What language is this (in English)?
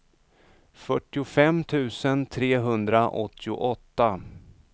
Swedish